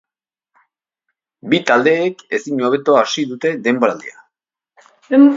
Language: Basque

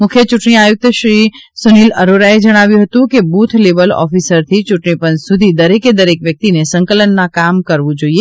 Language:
Gujarati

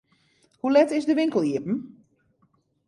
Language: Western Frisian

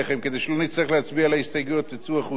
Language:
Hebrew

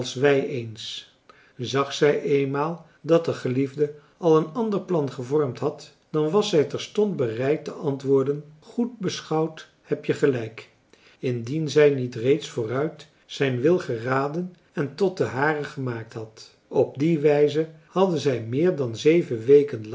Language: Dutch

